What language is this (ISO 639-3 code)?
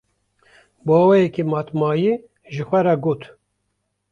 kur